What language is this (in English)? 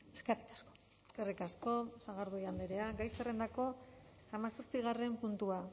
Basque